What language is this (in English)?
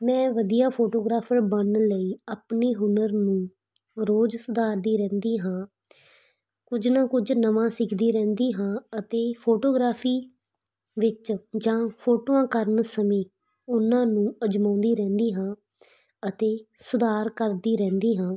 Punjabi